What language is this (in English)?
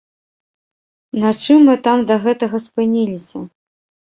Belarusian